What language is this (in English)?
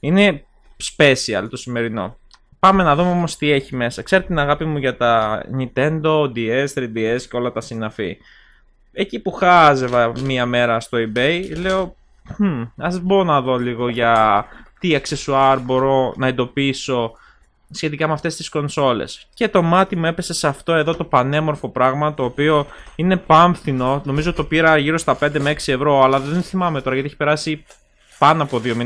Greek